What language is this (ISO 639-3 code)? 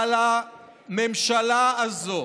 heb